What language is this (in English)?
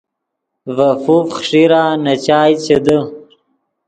Yidgha